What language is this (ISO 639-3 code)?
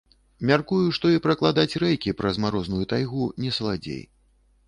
bel